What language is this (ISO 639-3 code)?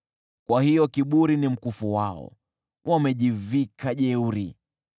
swa